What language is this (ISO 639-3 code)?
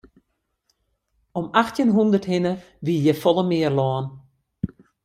fry